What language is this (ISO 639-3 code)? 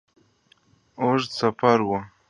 pus